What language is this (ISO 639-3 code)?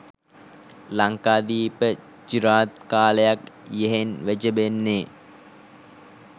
sin